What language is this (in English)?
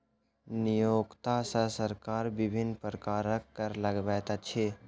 Maithili